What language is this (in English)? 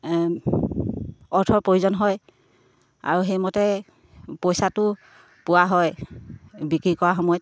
Assamese